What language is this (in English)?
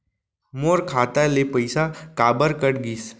Chhattisgarhi